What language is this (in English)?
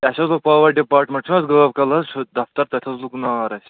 Kashmiri